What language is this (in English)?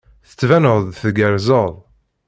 Kabyle